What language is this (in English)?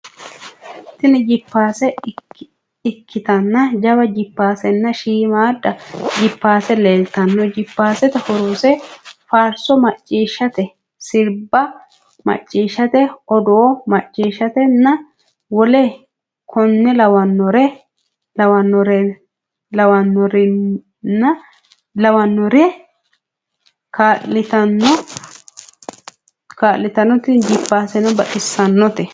Sidamo